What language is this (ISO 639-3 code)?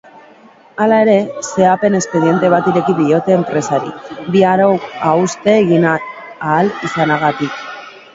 eus